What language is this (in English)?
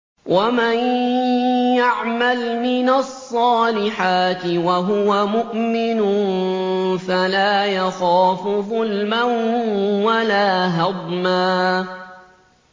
Arabic